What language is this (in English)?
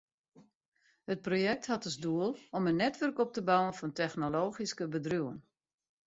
Western Frisian